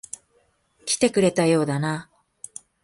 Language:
Japanese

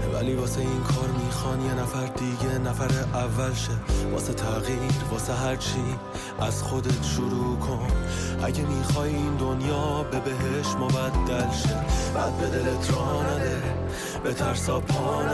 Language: Persian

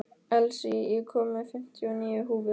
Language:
Icelandic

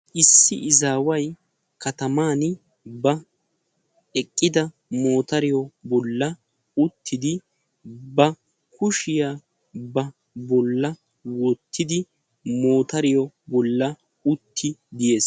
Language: Wolaytta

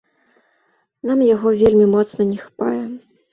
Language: Belarusian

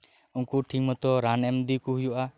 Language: Santali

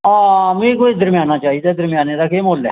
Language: Dogri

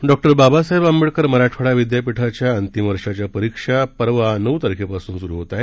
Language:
Marathi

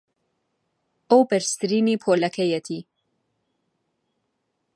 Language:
Central Kurdish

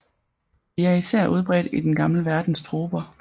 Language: Danish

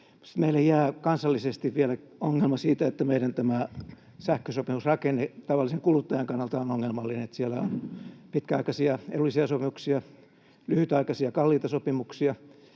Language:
Finnish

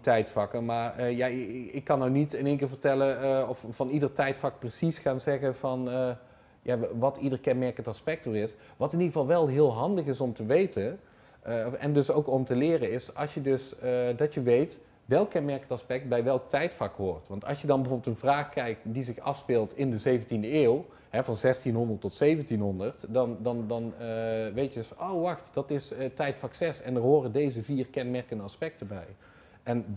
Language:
Dutch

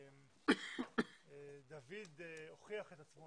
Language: Hebrew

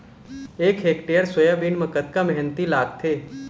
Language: Chhattisgarhi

